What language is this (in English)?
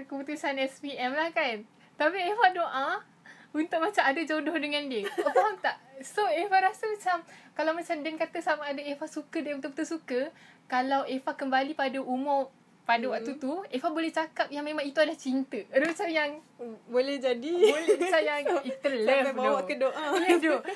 Malay